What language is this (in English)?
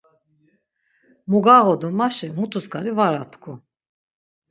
Laz